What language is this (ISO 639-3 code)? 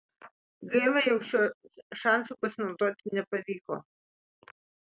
lit